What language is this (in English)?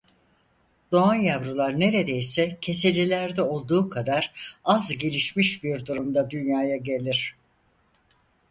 Turkish